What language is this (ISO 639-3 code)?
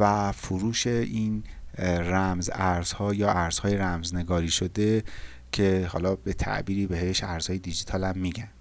fas